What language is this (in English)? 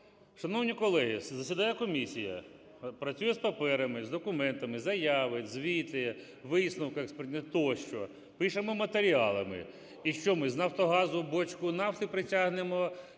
Ukrainian